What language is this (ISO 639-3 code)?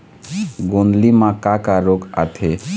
hne